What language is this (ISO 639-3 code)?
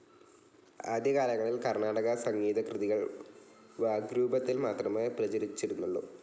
mal